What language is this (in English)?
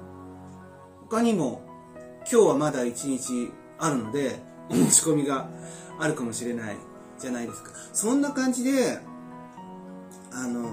Japanese